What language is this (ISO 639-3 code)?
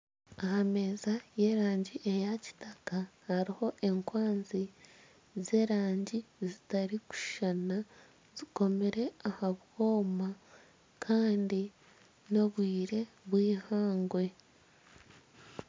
nyn